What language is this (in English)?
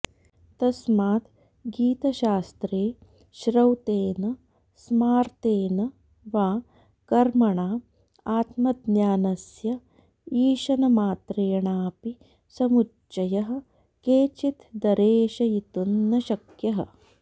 Sanskrit